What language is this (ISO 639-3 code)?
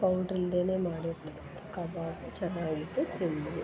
kan